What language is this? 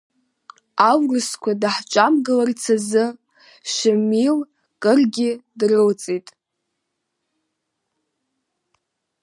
Abkhazian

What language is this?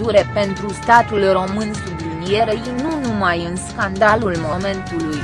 Romanian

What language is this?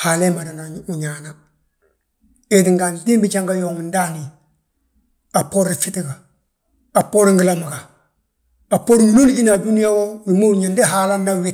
Balanta-Ganja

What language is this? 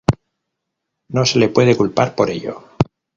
Spanish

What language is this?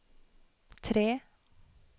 Norwegian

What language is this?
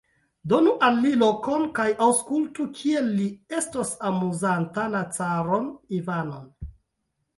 Esperanto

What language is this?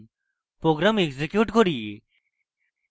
Bangla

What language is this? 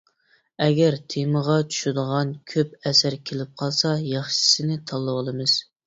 Uyghur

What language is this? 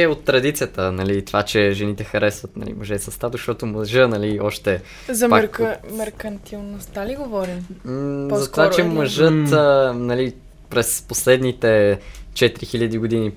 Bulgarian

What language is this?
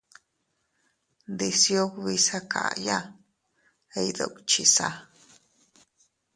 Teutila Cuicatec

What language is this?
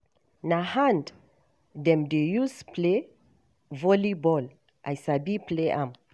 Nigerian Pidgin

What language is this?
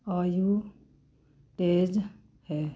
Punjabi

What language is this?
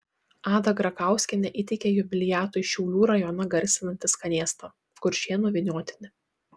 Lithuanian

